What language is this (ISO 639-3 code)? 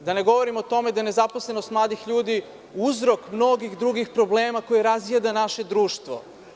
srp